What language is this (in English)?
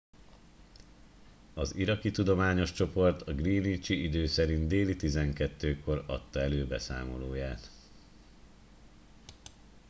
Hungarian